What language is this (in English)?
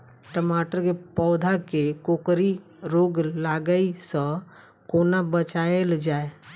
Maithili